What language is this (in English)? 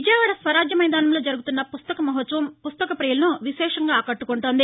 Telugu